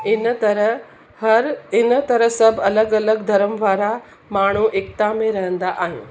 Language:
Sindhi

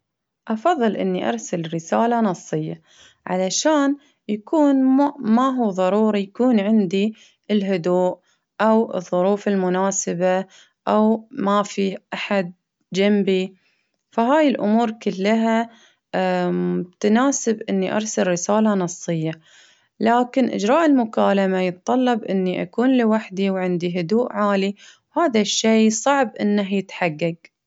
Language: Baharna Arabic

